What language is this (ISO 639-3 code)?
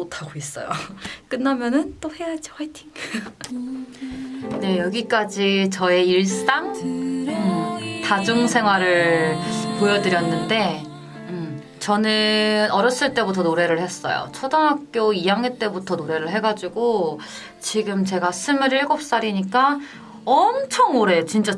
kor